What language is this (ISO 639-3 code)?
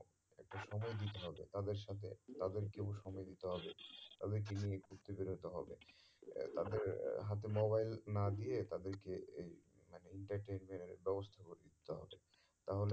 ben